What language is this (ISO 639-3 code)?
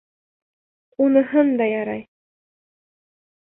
bak